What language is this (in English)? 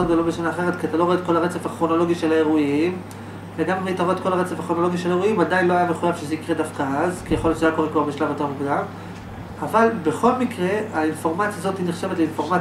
Hebrew